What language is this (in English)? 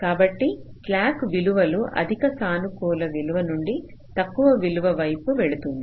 Telugu